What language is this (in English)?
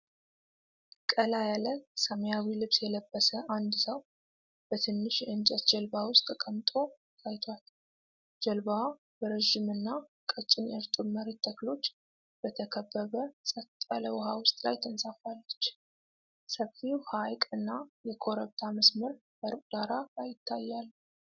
Amharic